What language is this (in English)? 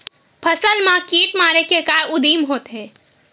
Chhattisgarhi